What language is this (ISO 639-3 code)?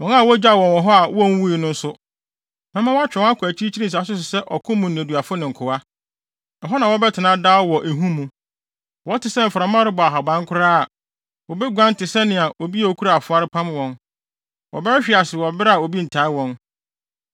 aka